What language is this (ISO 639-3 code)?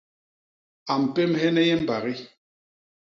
bas